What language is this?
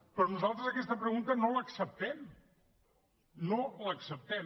Catalan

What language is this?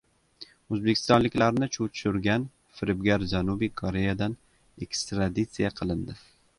Uzbek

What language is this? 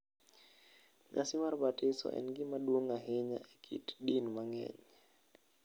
Luo (Kenya and Tanzania)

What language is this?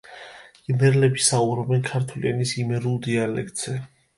Georgian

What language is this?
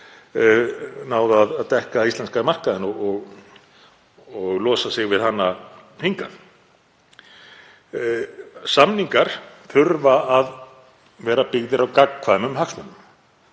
Icelandic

